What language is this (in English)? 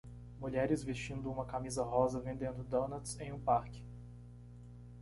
Portuguese